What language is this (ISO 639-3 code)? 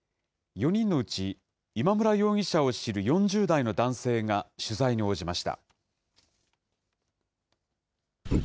jpn